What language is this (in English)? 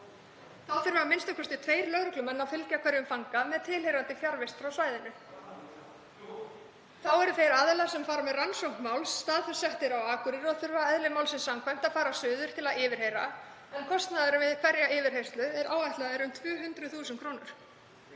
Icelandic